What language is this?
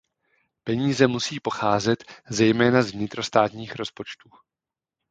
Czech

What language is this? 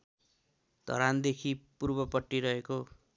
Nepali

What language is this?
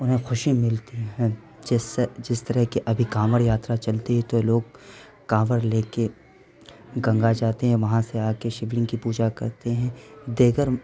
Urdu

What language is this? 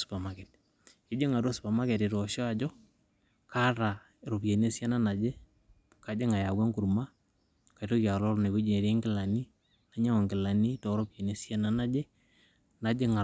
Masai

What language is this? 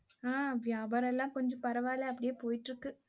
Tamil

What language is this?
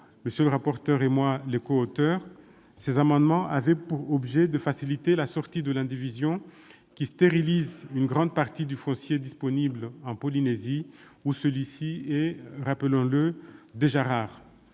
French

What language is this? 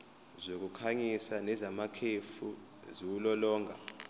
Zulu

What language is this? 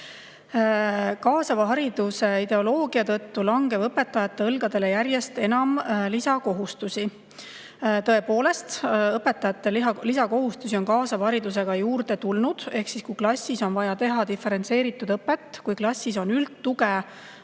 Estonian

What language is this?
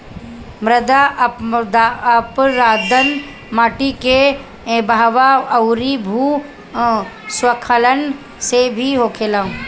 Bhojpuri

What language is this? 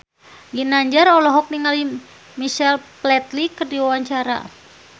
Sundanese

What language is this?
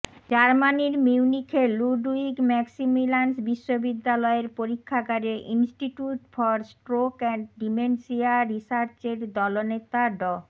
Bangla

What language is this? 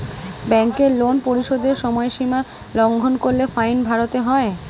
Bangla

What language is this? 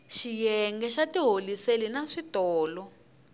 Tsonga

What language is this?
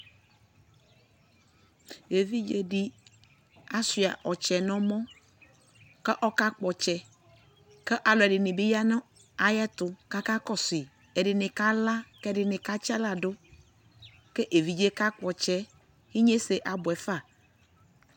Ikposo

